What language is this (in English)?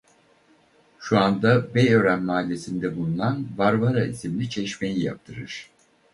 Turkish